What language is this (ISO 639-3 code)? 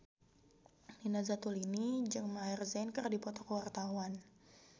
sun